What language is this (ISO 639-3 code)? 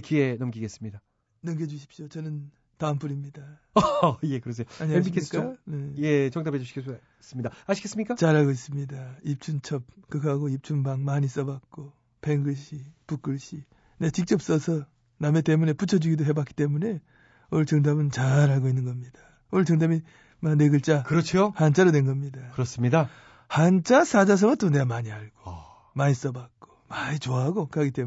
kor